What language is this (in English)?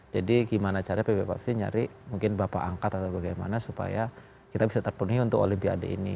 Indonesian